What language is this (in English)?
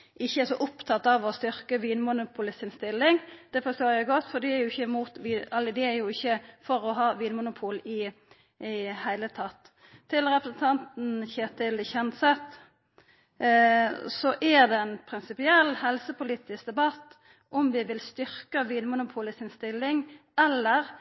Norwegian Nynorsk